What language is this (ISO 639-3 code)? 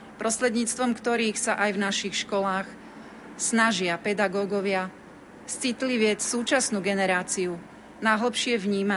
slk